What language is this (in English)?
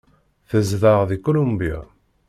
Kabyle